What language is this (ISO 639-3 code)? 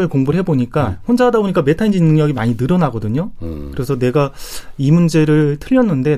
kor